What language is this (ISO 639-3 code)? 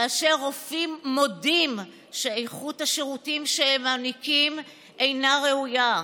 heb